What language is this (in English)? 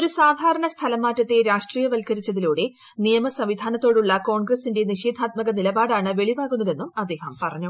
Malayalam